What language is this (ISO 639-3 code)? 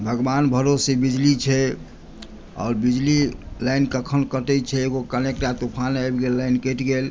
mai